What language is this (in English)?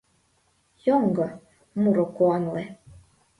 Mari